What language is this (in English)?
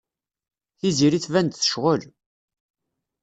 Kabyle